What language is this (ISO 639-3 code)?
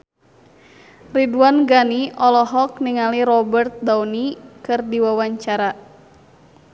sun